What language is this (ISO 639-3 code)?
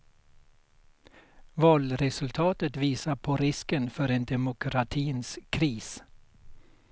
swe